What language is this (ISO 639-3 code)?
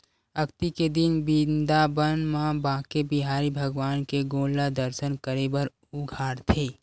hne